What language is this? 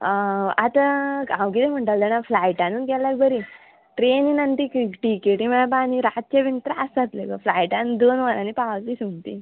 Konkani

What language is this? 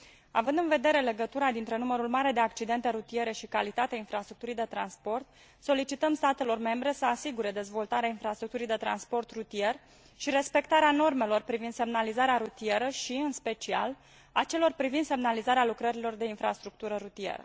Romanian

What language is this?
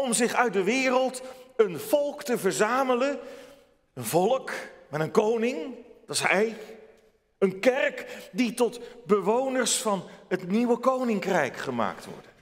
Dutch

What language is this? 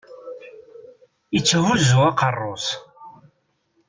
Kabyle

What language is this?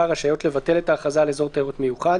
Hebrew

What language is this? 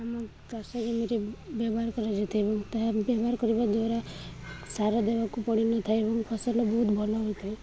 Odia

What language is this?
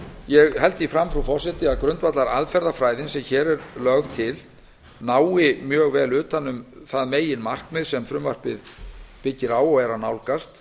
Icelandic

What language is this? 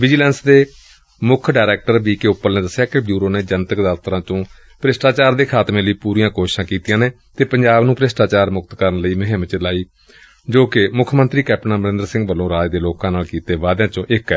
Punjabi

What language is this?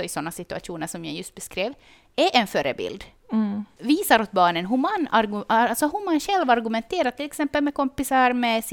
Swedish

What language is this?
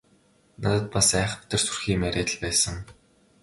Mongolian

